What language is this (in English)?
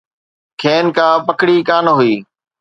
Sindhi